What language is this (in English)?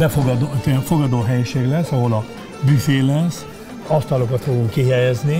Hungarian